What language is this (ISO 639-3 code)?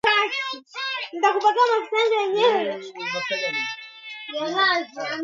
swa